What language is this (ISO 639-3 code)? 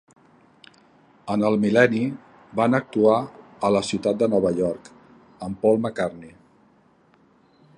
cat